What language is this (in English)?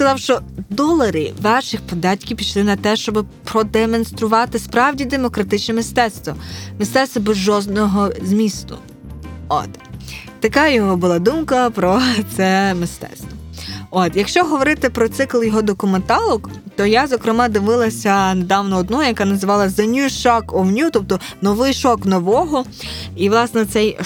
Ukrainian